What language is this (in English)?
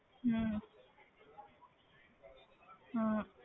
Punjabi